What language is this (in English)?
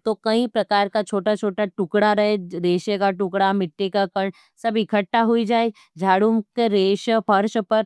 Nimadi